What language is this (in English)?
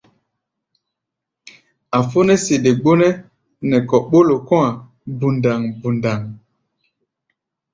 Gbaya